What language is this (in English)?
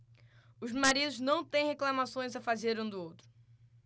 Portuguese